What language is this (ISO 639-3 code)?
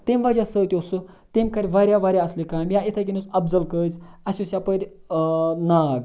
kas